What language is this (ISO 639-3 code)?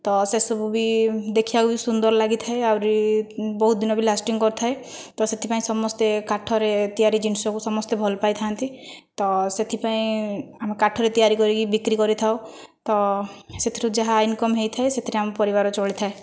ori